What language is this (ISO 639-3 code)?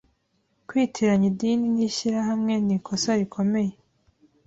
kin